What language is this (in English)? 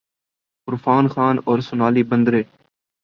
Urdu